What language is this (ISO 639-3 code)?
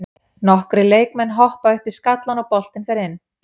isl